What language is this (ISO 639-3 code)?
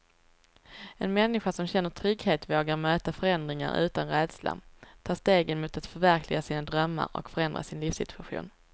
swe